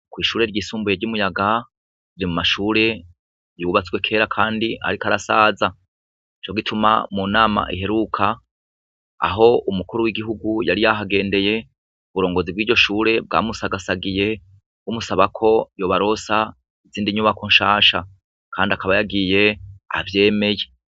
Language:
Rundi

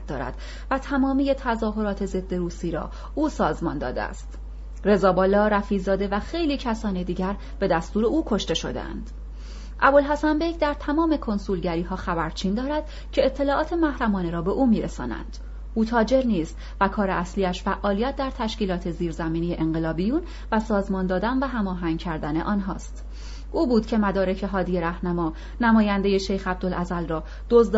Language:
Persian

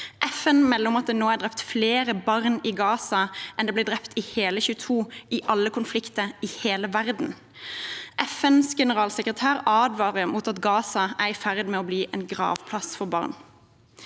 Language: Norwegian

